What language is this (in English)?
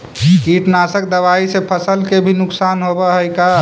Magahi